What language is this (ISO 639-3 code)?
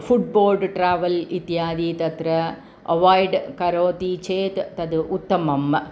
san